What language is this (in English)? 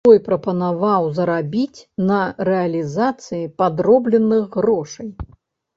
Belarusian